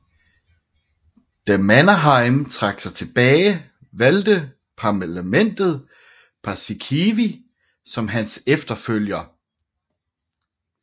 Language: Danish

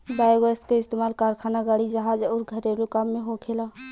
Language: Bhojpuri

